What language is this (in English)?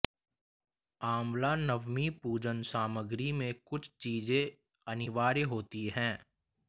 Hindi